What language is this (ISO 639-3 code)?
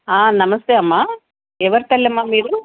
tel